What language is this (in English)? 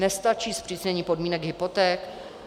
Czech